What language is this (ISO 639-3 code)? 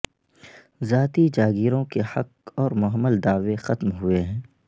urd